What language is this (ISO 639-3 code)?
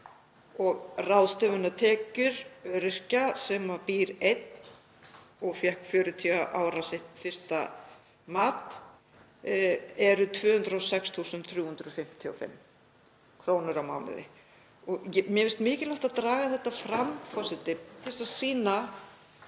isl